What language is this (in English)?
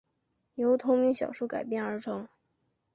Chinese